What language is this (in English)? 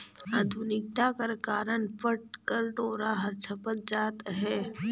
Chhattisgarhi